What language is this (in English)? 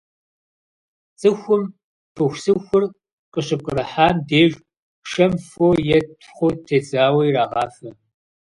Kabardian